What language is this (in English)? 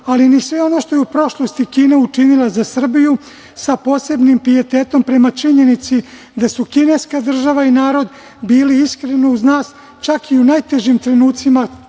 Serbian